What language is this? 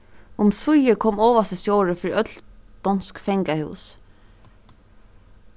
Faroese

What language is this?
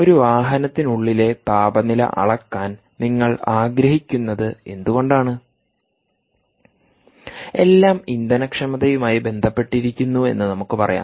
Malayalam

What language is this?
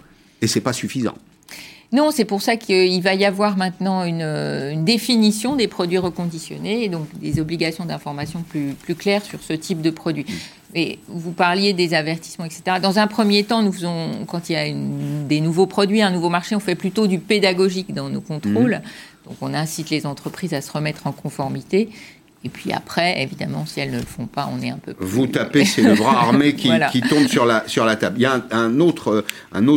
French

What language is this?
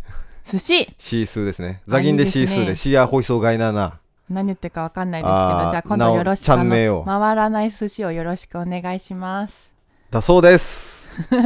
Japanese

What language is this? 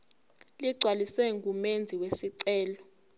Zulu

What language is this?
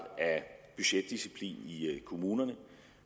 Danish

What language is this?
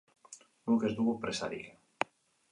Basque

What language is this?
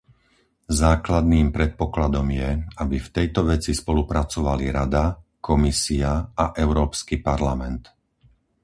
Slovak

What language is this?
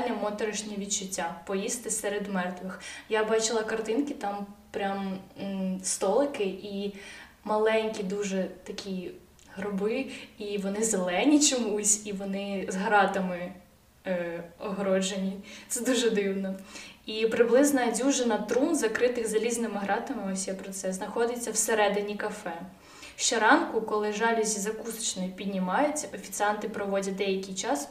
Ukrainian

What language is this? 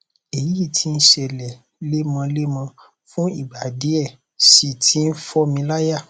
Yoruba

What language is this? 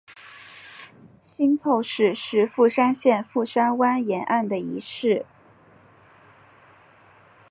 Chinese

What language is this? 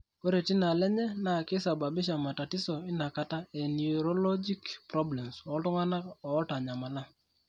Masai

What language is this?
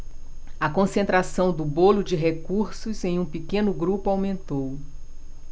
Portuguese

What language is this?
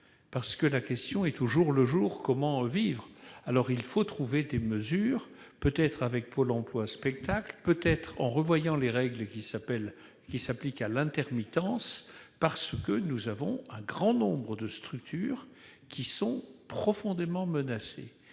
French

